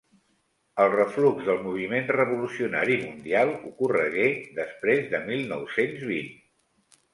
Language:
Catalan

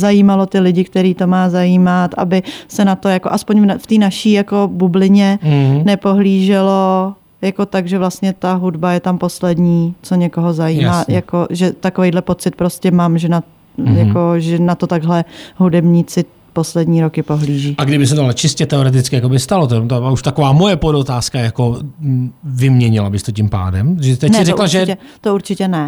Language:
Czech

